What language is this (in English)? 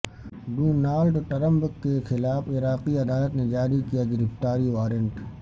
Urdu